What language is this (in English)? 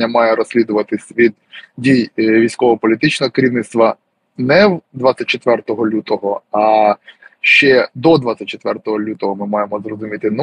Ukrainian